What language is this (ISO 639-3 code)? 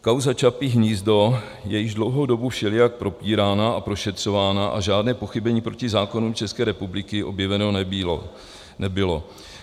ces